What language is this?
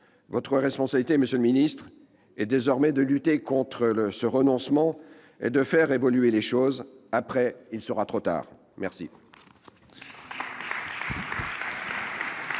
French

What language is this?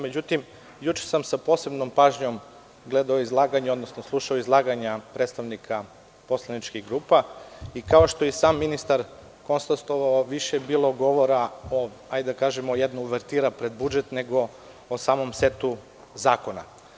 Serbian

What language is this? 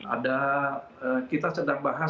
Indonesian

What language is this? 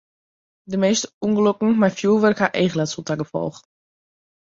Western Frisian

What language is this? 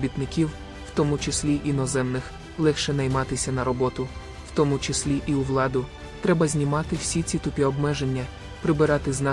Ukrainian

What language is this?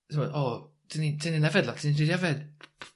Welsh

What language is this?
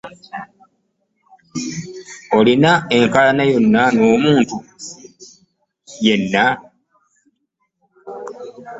Ganda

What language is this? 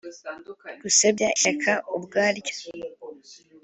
Kinyarwanda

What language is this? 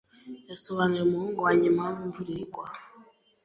Kinyarwanda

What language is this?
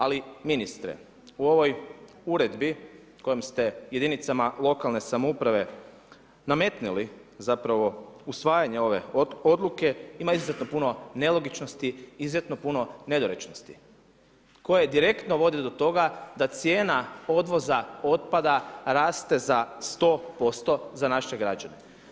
Croatian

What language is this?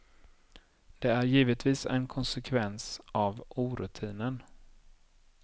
Swedish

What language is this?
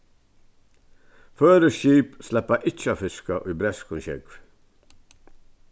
Faroese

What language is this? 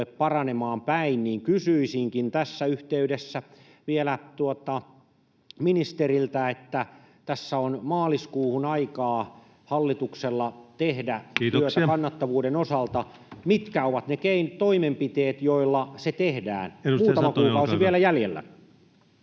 Finnish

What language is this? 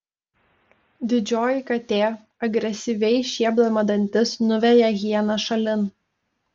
Lithuanian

